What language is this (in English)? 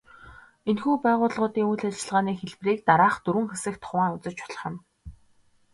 Mongolian